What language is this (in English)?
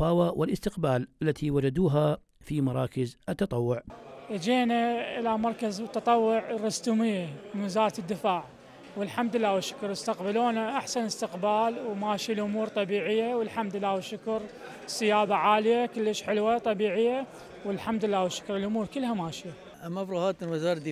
Arabic